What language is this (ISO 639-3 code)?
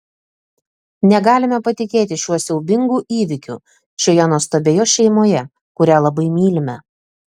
lit